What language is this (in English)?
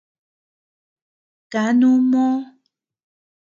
Tepeuxila Cuicatec